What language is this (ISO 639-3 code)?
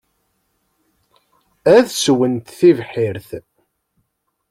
kab